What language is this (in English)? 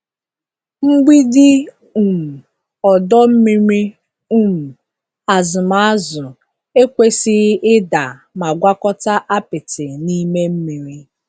Igbo